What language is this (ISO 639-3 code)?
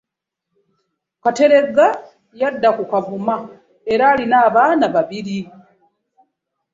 lug